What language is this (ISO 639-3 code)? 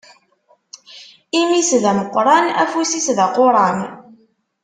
kab